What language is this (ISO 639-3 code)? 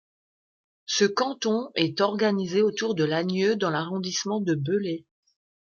fra